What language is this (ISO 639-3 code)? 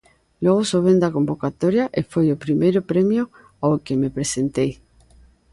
glg